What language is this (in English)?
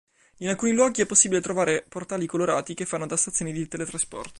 Italian